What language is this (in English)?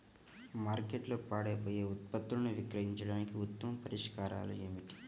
Telugu